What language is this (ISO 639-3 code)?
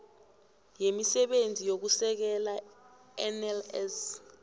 nbl